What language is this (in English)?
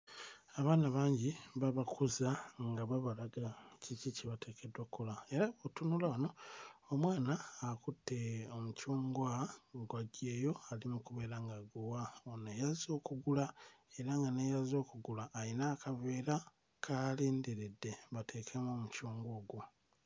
Ganda